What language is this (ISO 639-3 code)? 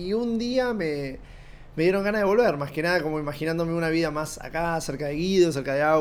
spa